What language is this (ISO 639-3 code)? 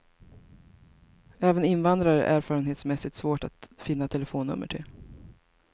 swe